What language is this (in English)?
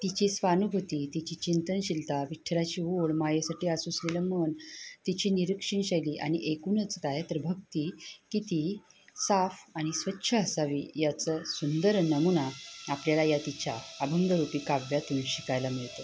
Marathi